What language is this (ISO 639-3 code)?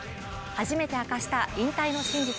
jpn